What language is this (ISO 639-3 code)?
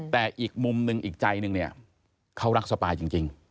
tha